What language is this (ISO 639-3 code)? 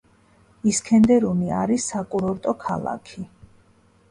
kat